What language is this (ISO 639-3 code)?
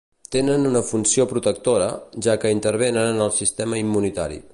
cat